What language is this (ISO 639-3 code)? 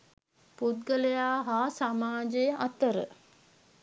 sin